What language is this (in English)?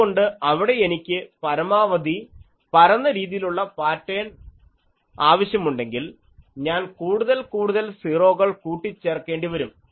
Malayalam